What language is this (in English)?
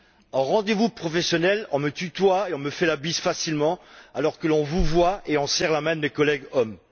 French